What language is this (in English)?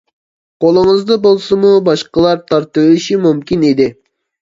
Uyghur